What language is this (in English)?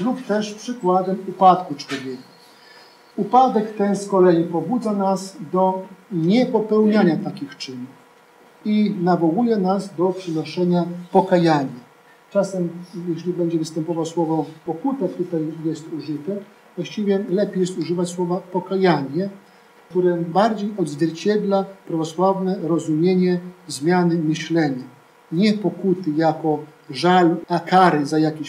Polish